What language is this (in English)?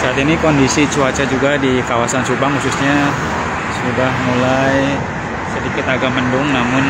Indonesian